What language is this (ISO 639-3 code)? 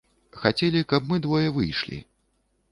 bel